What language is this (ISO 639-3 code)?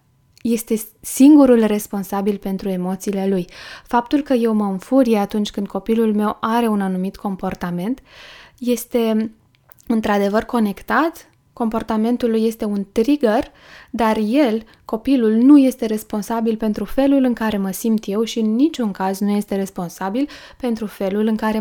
ron